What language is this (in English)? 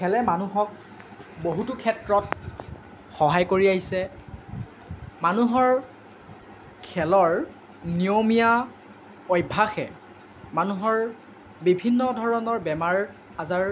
Assamese